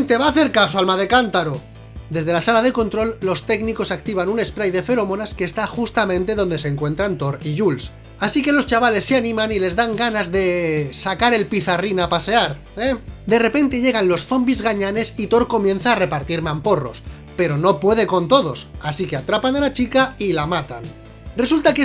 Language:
Spanish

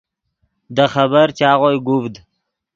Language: Yidgha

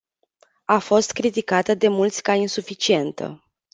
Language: Romanian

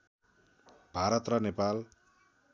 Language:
Nepali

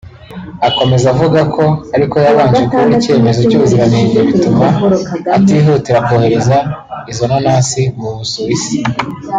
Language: Kinyarwanda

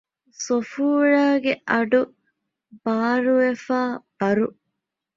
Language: Divehi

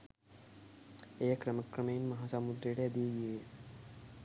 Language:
Sinhala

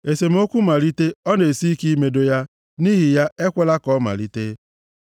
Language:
Igbo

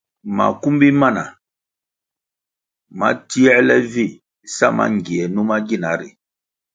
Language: Kwasio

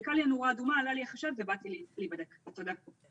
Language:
Hebrew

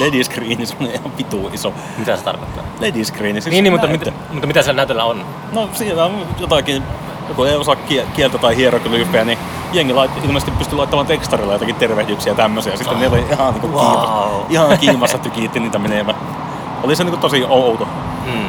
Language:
Finnish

